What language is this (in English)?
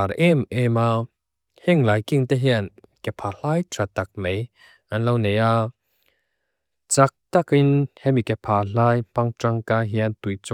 Mizo